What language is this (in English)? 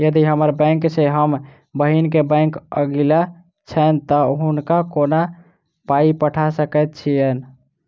Maithili